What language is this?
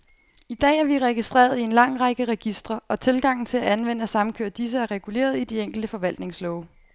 Danish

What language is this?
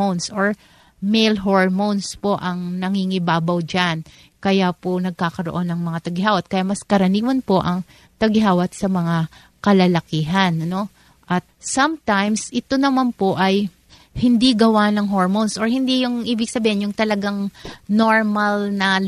Filipino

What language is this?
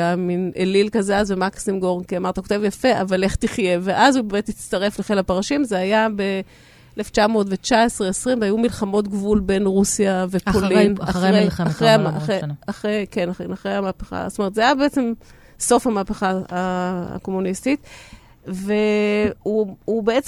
Hebrew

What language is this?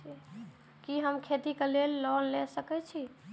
Maithili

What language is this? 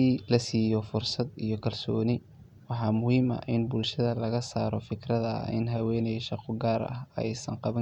Somali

